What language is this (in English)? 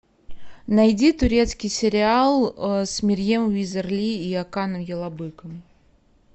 Russian